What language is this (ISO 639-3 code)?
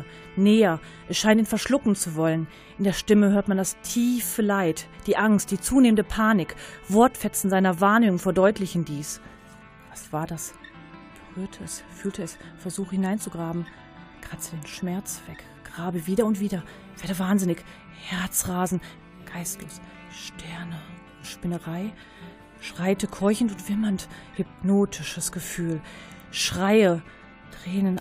deu